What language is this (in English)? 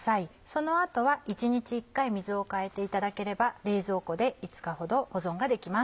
Japanese